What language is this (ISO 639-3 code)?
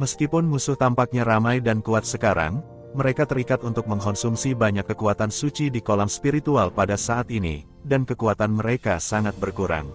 ind